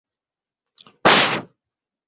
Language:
Swahili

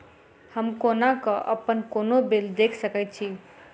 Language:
Maithili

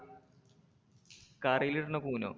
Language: Malayalam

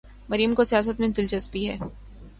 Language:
Urdu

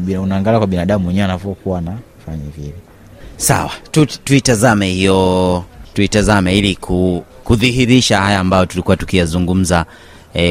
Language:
Swahili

